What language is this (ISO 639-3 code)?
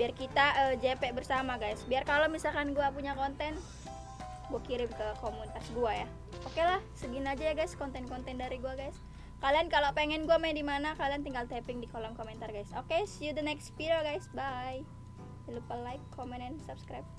ind